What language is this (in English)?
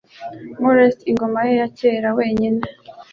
Kinyarwanda